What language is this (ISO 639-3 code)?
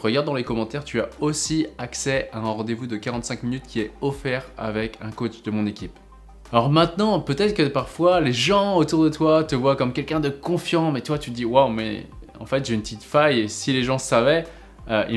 fra